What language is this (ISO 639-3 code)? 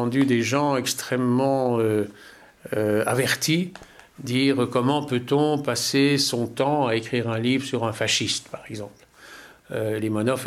fra